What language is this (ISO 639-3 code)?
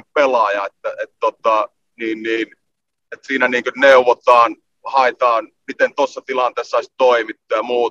fin